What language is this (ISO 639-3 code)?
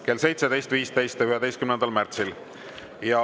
est